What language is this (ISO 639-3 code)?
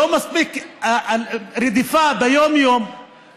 heb